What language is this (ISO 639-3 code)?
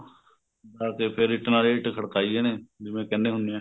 pan